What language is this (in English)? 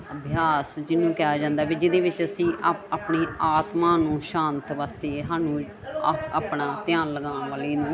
Punjabi